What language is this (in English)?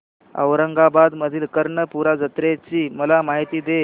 Marathi